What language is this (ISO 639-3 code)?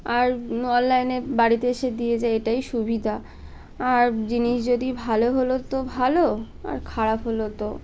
ben